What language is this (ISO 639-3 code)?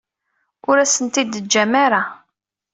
kab